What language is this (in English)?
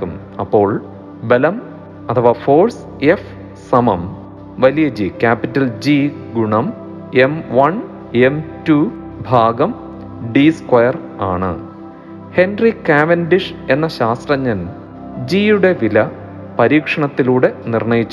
Malayalam